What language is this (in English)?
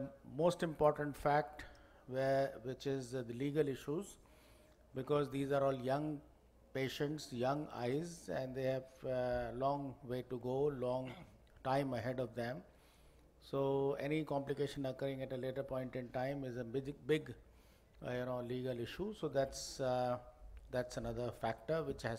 English